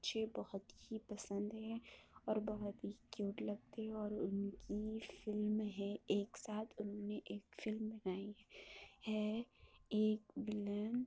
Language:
Urdu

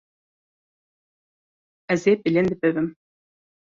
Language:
Kurdish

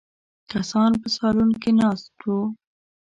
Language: Pashto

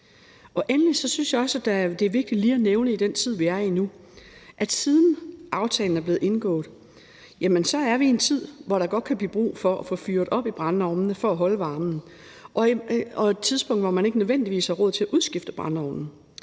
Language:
Danish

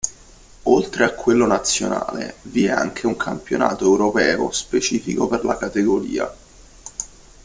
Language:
Italian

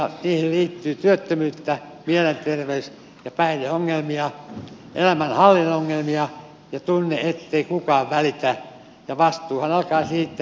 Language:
Finnish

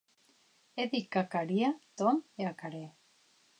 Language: Occitan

